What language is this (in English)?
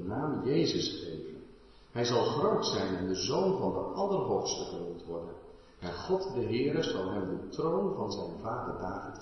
Dutch